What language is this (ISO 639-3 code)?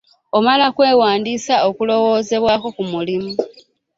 lug